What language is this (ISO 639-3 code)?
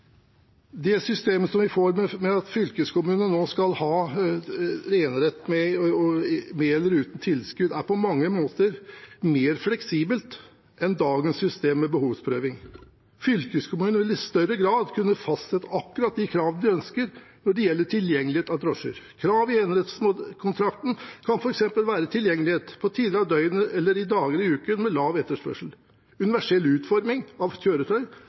nob